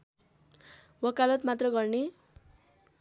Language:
Nepali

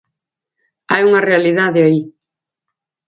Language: Galician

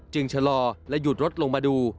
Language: Thai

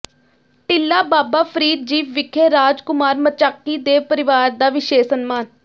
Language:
Punjabi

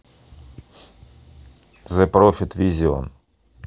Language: Russian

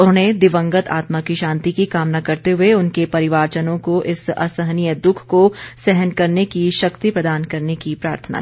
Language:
Hindi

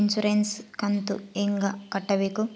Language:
Kannada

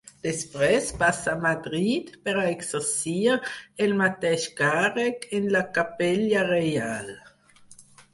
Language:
Catalan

